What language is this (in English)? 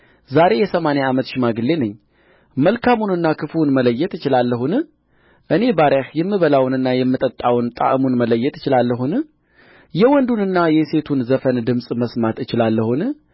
Amharic